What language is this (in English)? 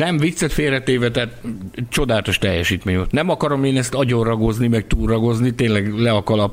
Hungarian